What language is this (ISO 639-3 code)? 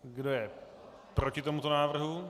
ces